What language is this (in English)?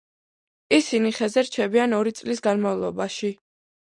Georgian